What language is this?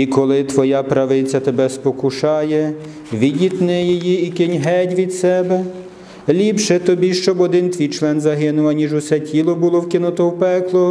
Ukrainian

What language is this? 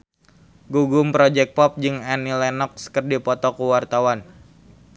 Sundanese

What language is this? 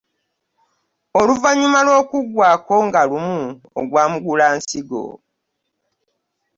Ganda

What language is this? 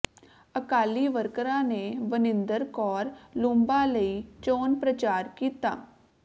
Punjabi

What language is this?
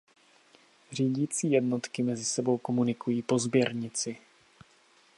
Czech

